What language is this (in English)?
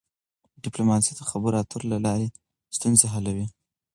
Pashto